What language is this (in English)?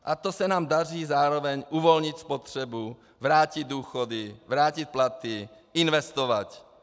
Czech